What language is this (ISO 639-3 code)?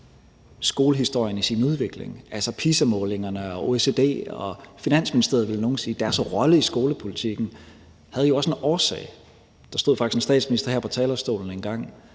dan